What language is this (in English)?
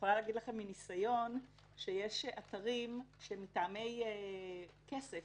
Hebrew